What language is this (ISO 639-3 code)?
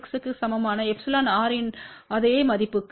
tam